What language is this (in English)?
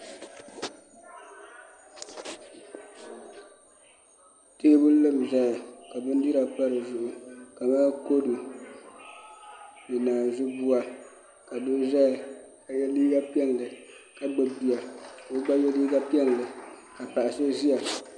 Dagbani